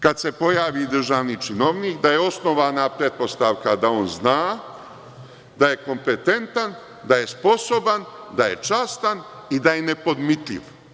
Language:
Serbian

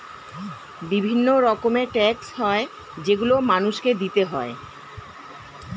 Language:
Bangla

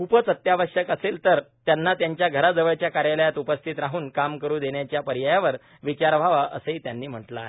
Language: Marathi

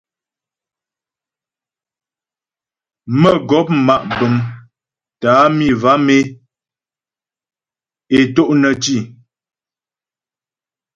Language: Ghomala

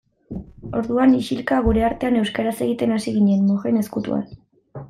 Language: Basque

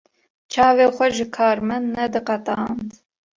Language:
Kurdish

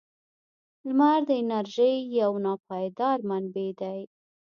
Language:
Pashto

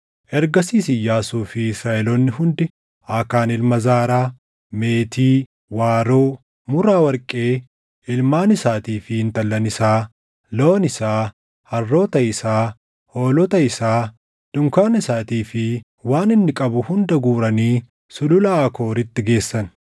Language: Oromo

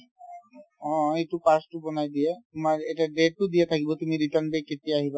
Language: Assamese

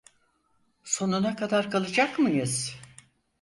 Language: Turkish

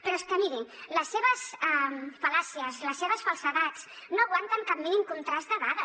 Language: Catalan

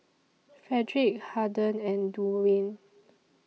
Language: English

